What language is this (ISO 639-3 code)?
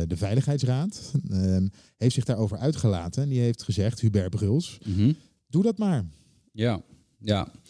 nld